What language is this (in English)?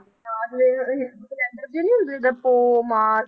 Punjabi